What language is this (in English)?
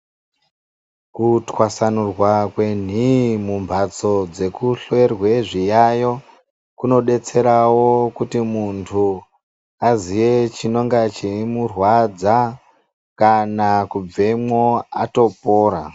Ndau